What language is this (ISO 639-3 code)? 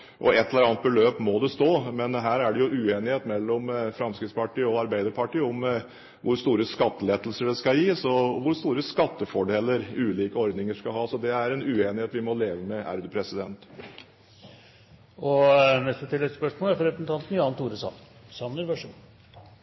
nor